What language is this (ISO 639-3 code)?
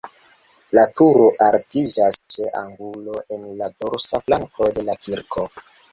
epo